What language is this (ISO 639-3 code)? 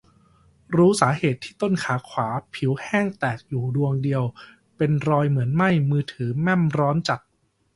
tha